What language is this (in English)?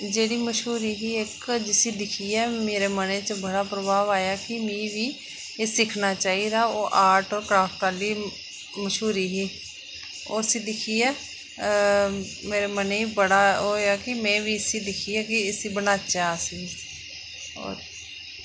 Dogri